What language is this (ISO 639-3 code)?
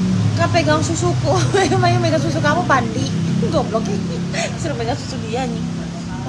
ind